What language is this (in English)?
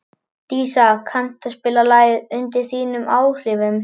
Icelandic